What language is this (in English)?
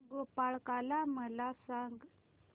Marathi